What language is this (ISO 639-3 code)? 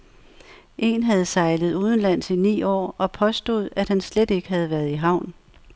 dan